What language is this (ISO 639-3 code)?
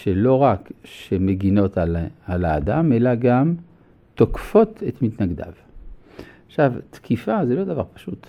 heb